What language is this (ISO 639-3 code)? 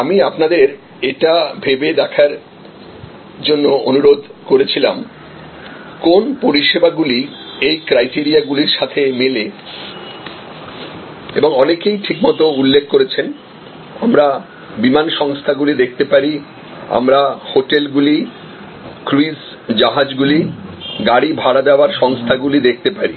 ben